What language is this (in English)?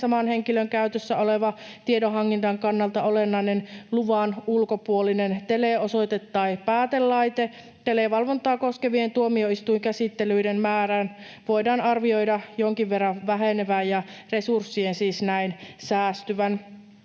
Finnish